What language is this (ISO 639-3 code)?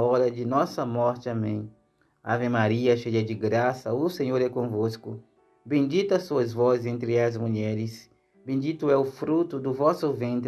por